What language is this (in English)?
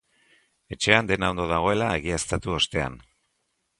Basque